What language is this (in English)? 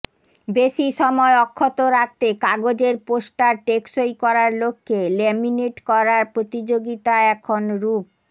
Bangla